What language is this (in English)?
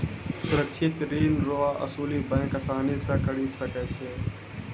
Maithili